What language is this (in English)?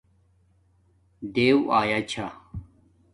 Domaaki